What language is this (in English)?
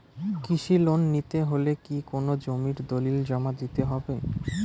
Bangla